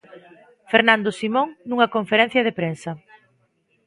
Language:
Galician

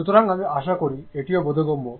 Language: Bangla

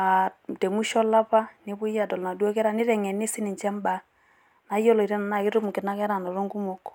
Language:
Masai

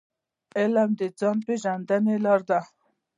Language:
Pashto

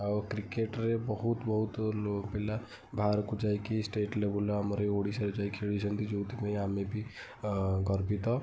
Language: Odia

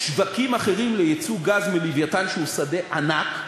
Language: Hebrew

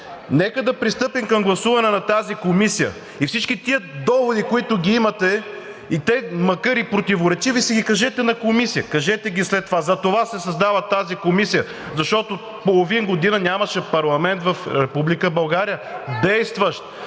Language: Bulgarian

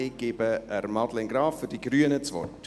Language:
Swiss German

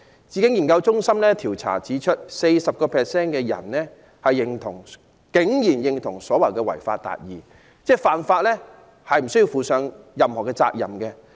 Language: Cantonese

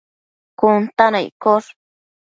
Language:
Matsés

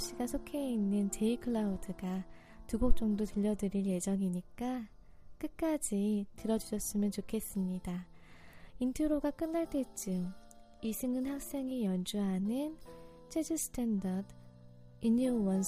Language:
Korean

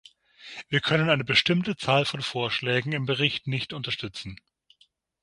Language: German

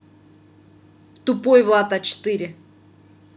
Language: Russian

